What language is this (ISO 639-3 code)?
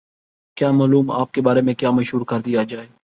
urd